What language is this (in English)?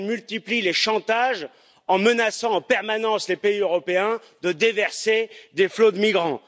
French